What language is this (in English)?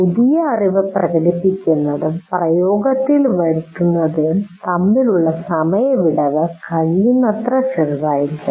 Malayalam